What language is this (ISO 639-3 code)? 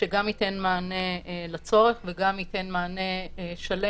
heb